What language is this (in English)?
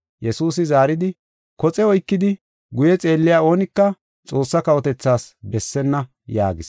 Gofa